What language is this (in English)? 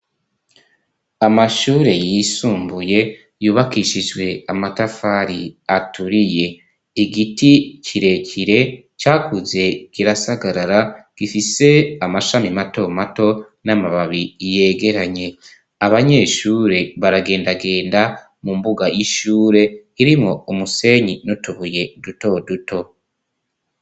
Rundi